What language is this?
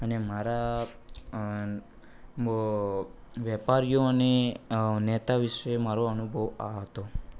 Gujarati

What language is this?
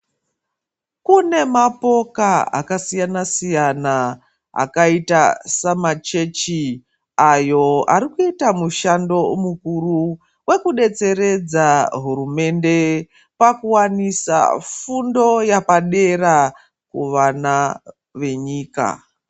Ndau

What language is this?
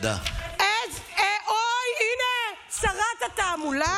Hebrew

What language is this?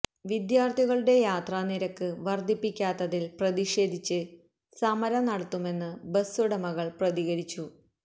Malayalam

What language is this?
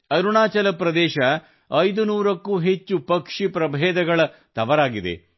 Kannada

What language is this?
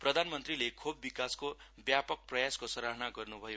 Nepali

